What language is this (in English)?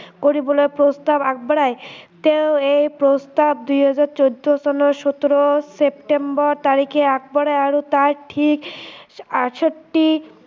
Assamese